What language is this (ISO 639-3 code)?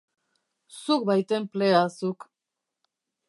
eus